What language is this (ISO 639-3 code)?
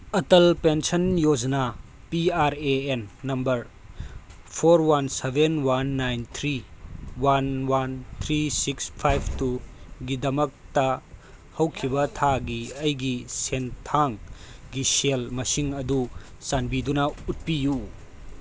mni